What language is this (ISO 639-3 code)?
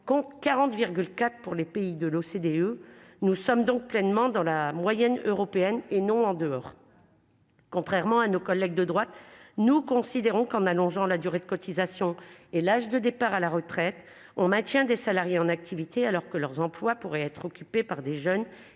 fra